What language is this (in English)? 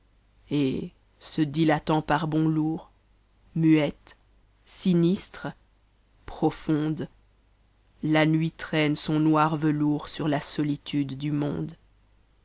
French